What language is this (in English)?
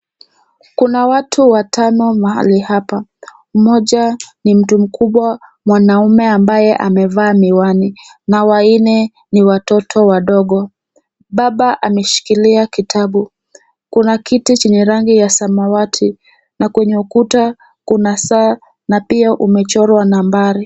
Swahili